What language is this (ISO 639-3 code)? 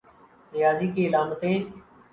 urd